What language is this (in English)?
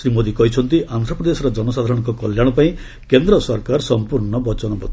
Odia